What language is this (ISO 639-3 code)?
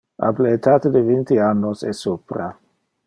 ina